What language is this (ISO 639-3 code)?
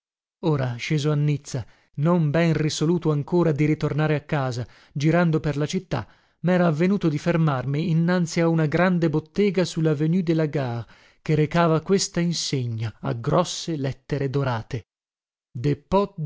ita